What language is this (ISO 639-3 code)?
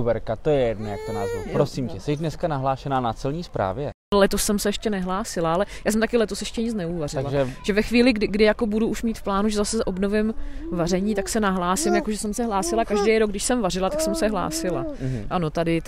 ces